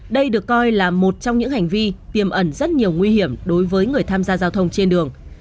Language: Vietnamese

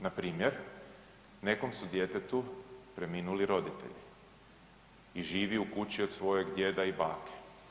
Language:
Croatian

